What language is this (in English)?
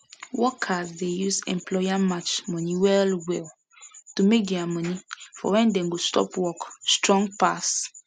Nigerian Pidgin